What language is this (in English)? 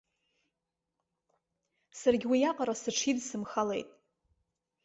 Abkhazian